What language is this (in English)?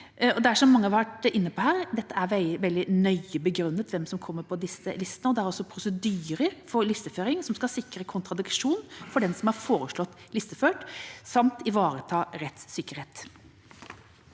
Norwegian